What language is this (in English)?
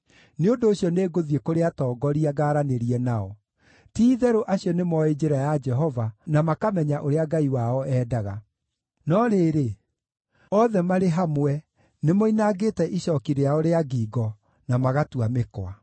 Kikuyu